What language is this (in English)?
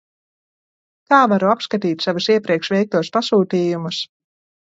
Latvian